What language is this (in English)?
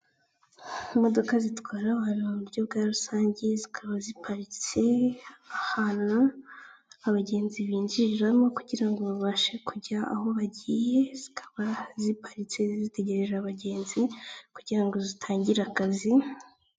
Kinyarwanda